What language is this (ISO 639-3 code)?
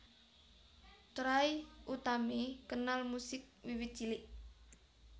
jav